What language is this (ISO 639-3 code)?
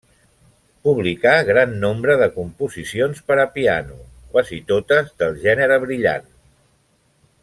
cat